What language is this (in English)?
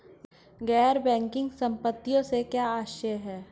Hindi